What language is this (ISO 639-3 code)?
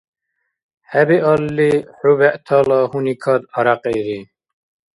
dar